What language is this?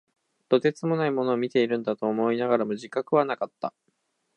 Japanese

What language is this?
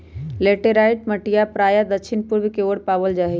Magahi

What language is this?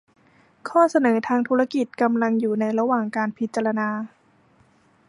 Thai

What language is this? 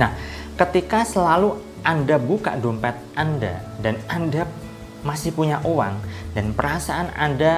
Indonesian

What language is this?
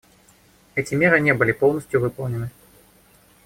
Russian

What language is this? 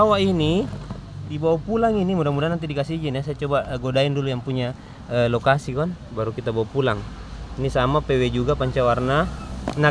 Indonesian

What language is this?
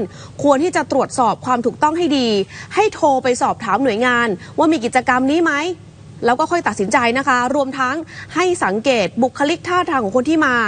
Thai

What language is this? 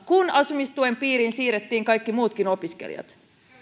Finnish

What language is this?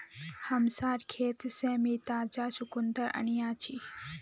Magahi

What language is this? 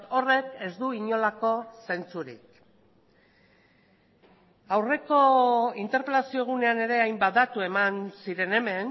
Basque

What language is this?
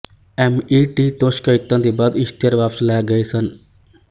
Punjabi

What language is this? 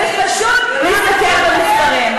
Hebrew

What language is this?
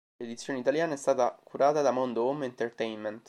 Italian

